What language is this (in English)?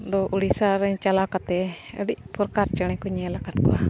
Santali